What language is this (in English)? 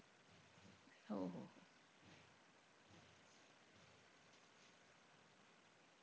Marathi